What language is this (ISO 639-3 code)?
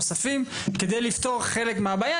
heb